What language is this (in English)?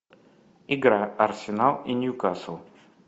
Russian